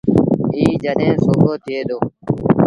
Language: Sindhi Bhil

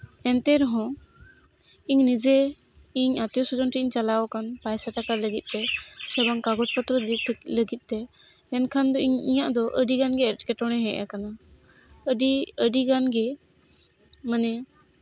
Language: Santali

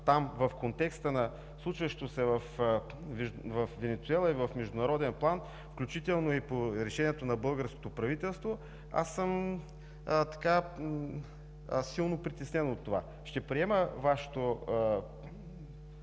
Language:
Bulgarian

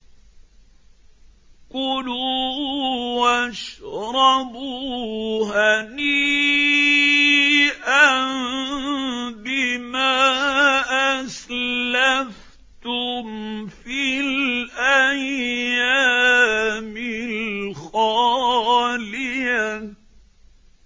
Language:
Arabic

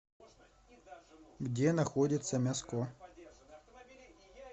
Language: Russian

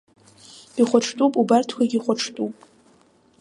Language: Abkhazian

